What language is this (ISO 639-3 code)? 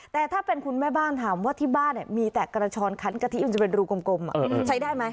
tha